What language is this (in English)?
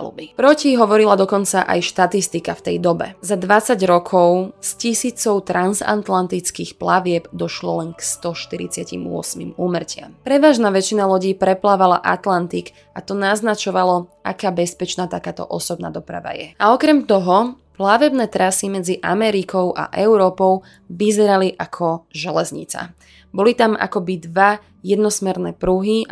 Slovak